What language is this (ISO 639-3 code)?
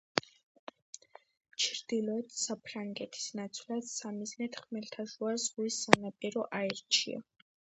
kat